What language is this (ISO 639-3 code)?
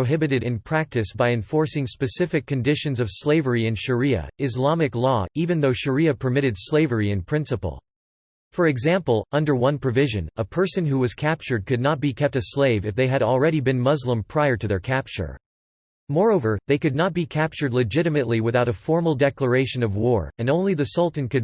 eng